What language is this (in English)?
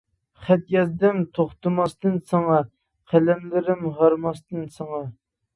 Uyghur